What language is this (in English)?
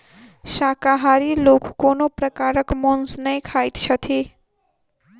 Maithili